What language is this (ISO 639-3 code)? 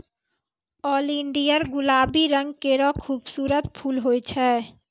mai